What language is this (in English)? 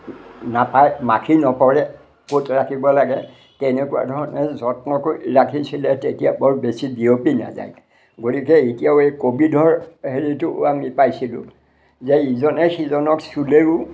Assamese